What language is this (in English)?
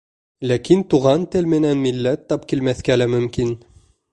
Bashkir